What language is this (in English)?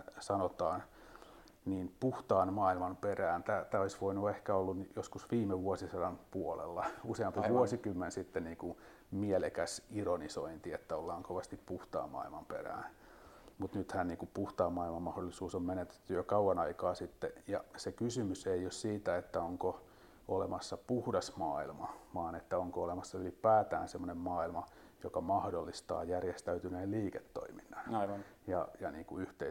Finnish